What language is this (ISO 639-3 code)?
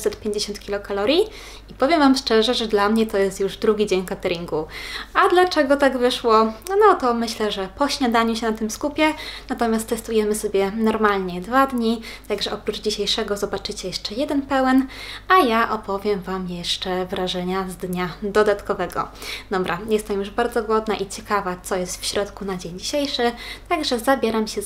pol